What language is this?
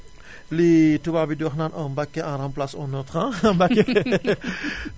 Wolof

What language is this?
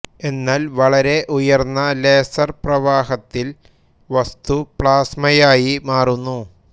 Malayalam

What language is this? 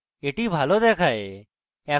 Bangla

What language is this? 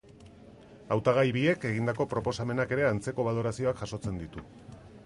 Basque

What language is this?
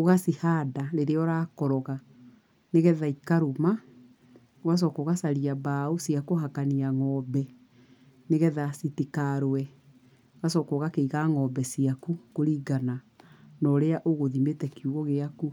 Kikuyu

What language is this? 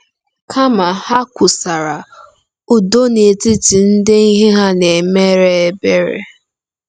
Igbo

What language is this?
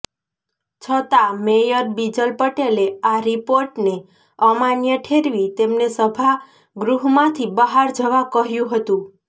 Gujarati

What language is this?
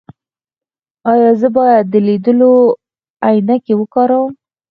Pashto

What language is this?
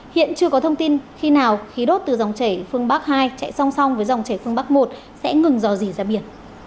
Vietnamese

